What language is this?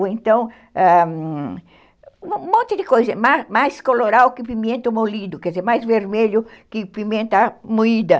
Portuguese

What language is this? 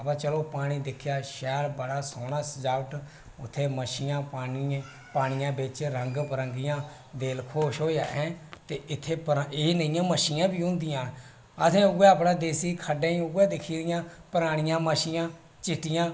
Dogri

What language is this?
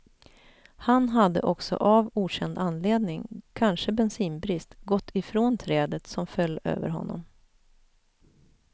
Swedish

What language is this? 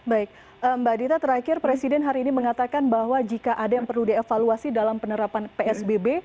Indonesian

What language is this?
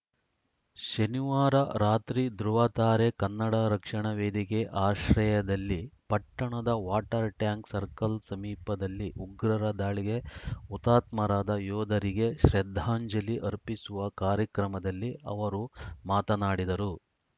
Kannada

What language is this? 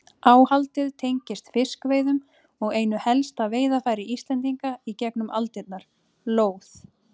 Icelandic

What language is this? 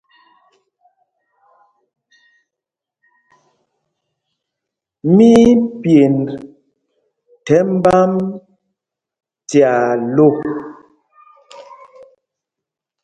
Mpumpong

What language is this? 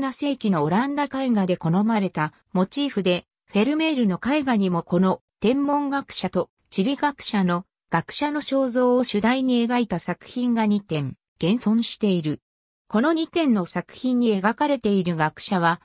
Japanese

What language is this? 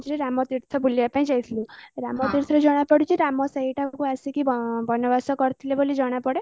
Odia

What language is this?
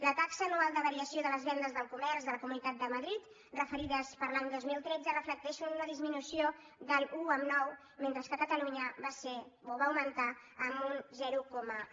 Catalan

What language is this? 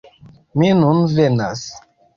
Esperanto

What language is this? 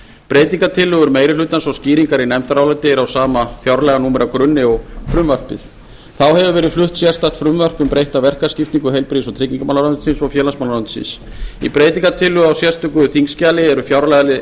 Icelandic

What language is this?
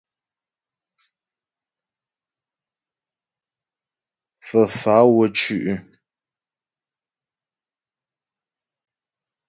Ghomala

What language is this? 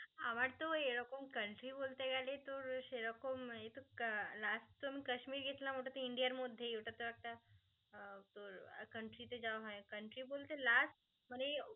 Bangla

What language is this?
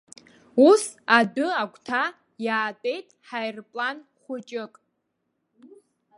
Abkhazian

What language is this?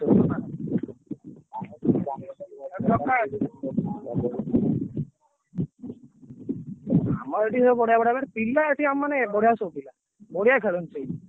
Odia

